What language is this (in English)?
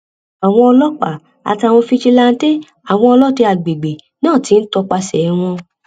Yoruba